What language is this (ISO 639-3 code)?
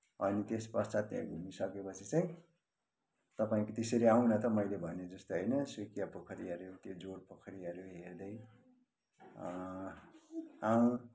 nep